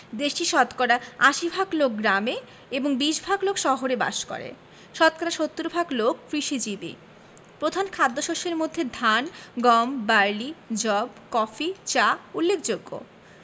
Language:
Bangla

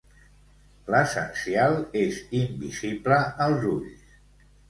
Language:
Catalan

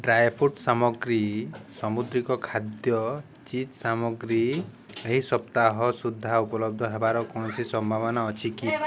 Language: Odia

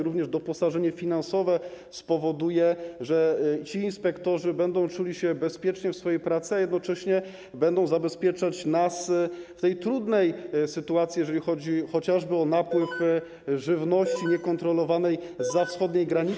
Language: Polish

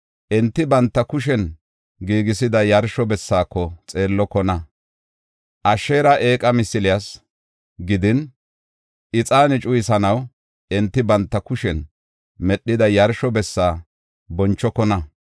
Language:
Gofa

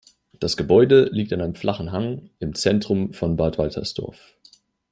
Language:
German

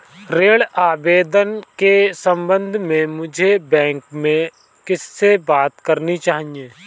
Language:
Hindi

